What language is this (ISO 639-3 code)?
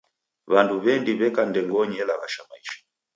dav